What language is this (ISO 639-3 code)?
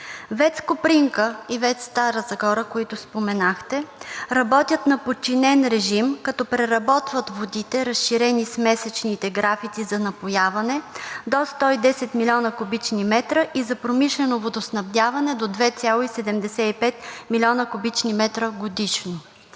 bul